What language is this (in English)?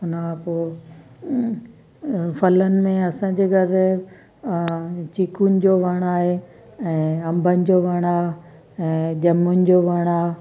Sindhi